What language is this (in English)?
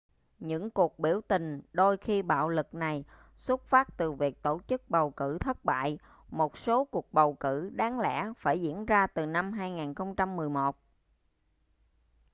Vietnamese